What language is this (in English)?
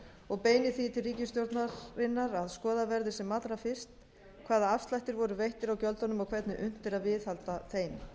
Icelandic